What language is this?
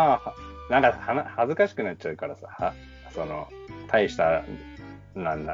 Japanese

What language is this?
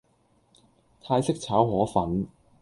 Cantonese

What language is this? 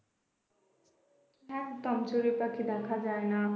Bangla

